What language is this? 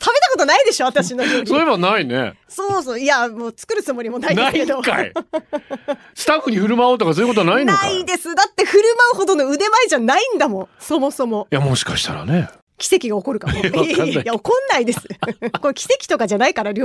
Japanese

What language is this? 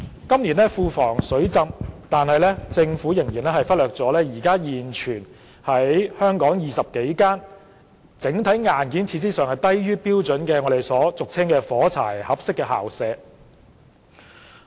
Cantonese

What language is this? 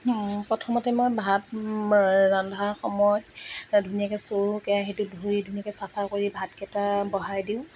Assamese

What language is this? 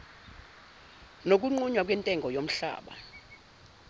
Zulu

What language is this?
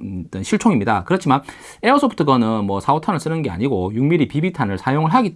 Korean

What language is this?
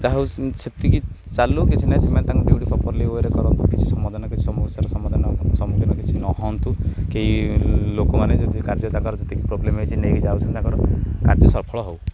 Odia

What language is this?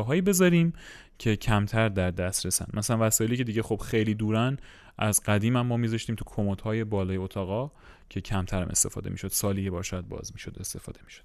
Persian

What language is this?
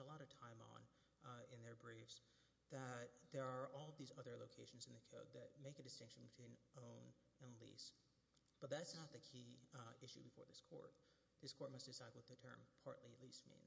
English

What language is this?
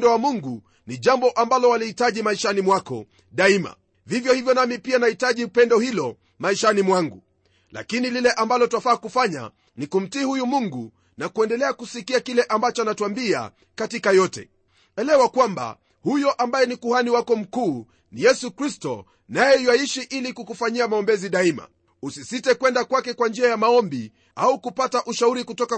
Swahili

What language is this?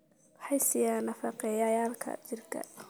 Somali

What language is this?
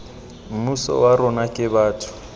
Tswana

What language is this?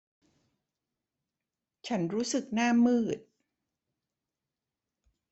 Thai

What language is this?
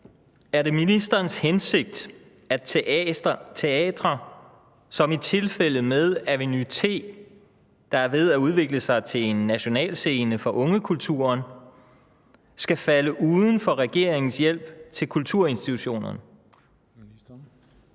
Danish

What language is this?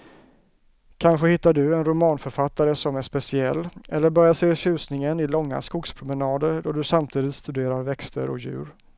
Swedish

